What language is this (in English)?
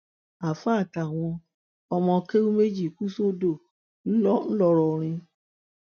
Yoruba